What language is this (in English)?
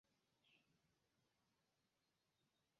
Esperanto